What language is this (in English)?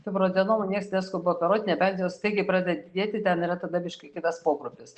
Lithuanian